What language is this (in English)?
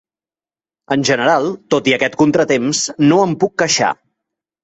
Catalan